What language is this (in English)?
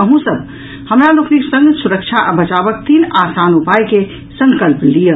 Maithili